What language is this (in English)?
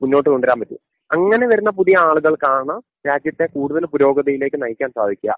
Malayalam